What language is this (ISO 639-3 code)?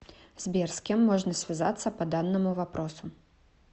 rus